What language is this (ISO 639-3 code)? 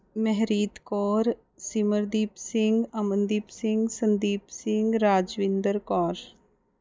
pan